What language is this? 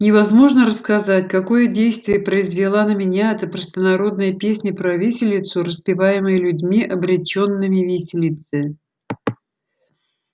Russian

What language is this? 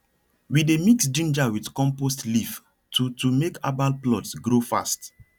Nigerian Pidgin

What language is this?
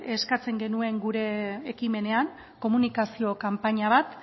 Basque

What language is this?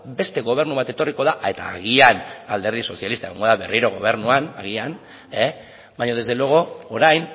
Basque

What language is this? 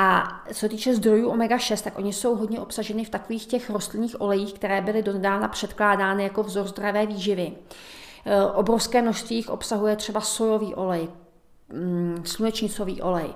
Czech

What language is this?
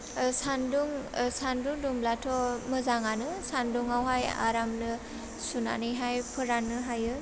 Bodo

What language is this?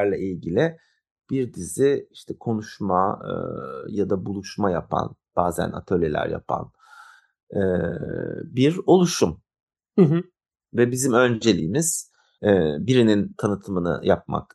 Turkish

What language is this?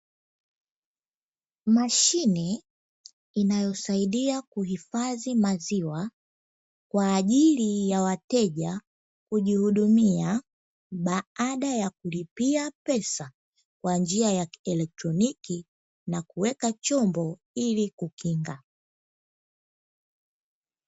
Swahili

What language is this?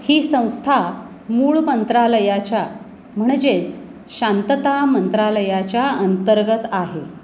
Marathi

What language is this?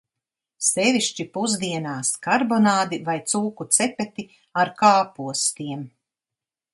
Latvian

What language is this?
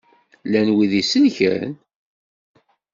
Kabyle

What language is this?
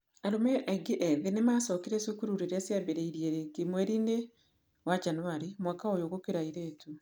Kikuyu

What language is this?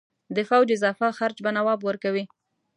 Pashto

